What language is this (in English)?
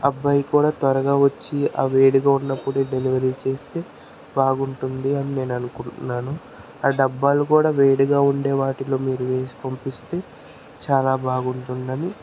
Telugu